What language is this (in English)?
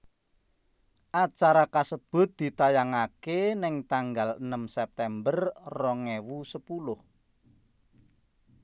Javanese